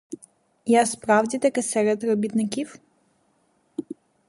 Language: Ukrainian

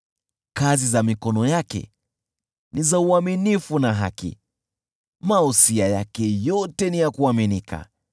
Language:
Swahili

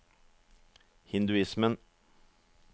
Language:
Norwegian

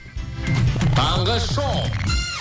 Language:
Kazakh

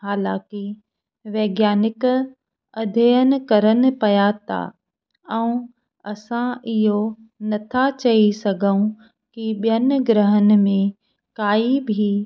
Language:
Sindhi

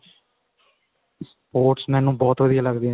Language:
Punjabi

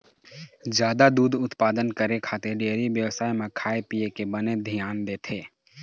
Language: Chhattisgarhi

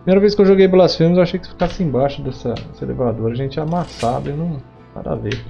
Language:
Portuguese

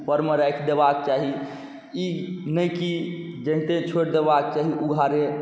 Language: Maithili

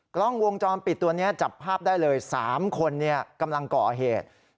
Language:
Thai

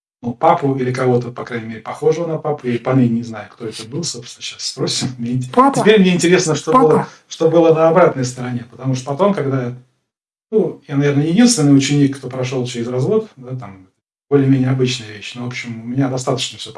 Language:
Russian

